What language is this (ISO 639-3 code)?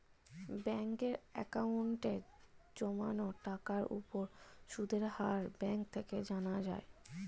ben